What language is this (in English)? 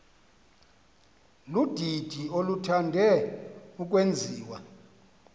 Xhosa